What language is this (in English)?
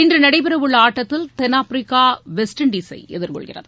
Tamil